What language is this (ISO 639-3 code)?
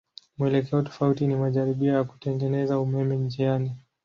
swa